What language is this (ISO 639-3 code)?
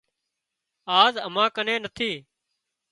kxp